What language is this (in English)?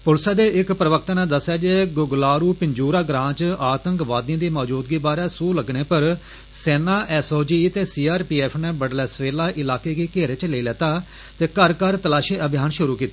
Dogri